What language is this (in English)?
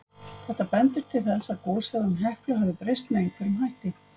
Icelandic